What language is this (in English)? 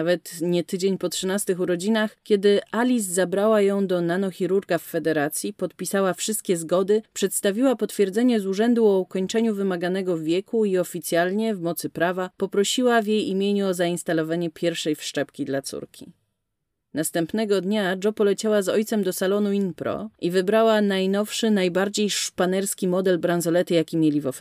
Polish